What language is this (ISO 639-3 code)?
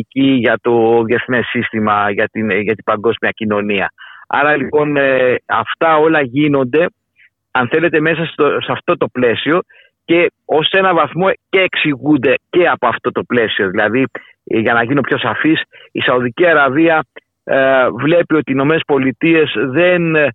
ell